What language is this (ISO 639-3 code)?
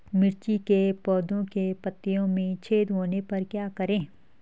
hin